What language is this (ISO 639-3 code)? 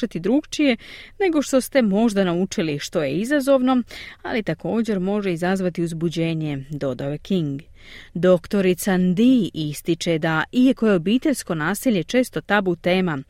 hrv